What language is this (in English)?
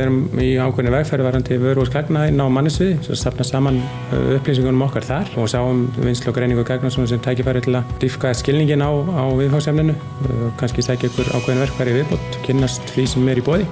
Icelandic